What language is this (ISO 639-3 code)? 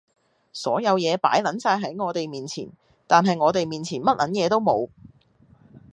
yue